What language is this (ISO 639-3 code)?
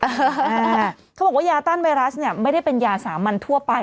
tha